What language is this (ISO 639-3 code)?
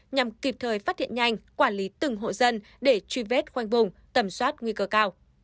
vie